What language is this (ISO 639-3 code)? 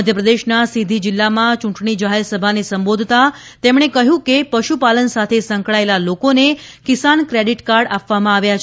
guj